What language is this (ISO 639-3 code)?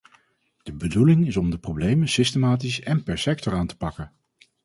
nld